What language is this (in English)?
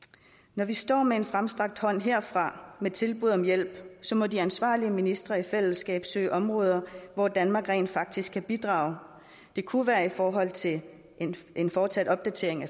Danish